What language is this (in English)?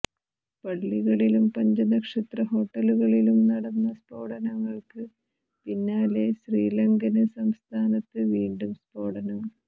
Malayalam